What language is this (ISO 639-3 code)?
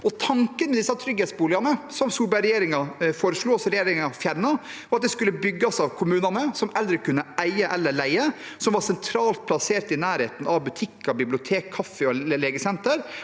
nor